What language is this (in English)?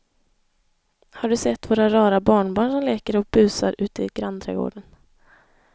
Swedish